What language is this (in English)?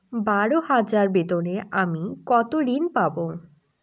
Bangla